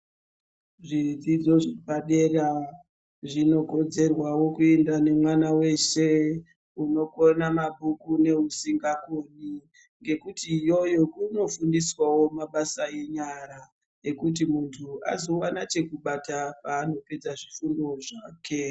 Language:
Ndau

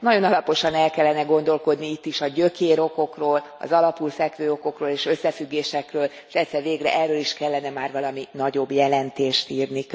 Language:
Hungarian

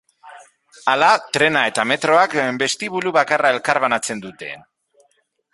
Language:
Basque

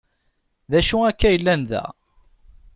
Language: Kabyle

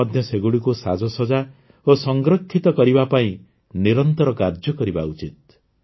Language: Odia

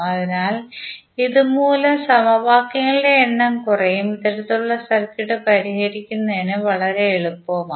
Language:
Malayalam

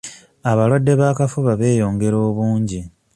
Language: Ganda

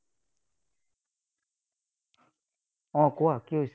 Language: Assamese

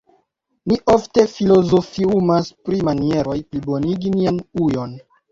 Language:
Esperanto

